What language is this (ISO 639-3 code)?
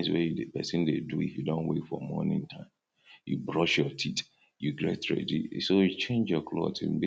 pcm